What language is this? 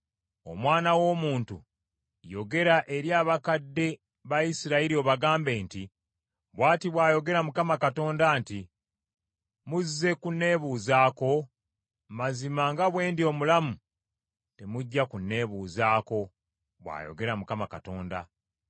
Ganda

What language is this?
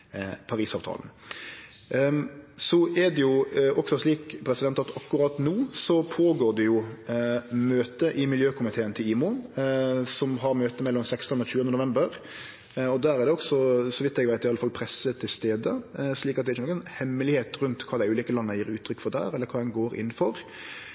Norwegian Nynorsk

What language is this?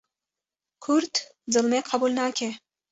Kurdish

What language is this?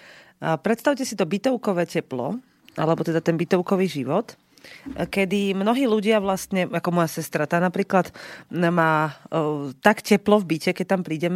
Slovak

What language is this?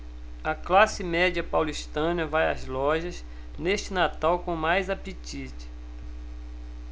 Portuguese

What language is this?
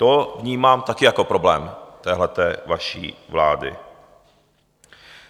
Czech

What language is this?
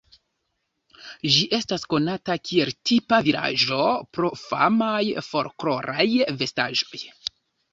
Esperanto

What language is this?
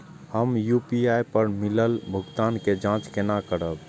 Maithili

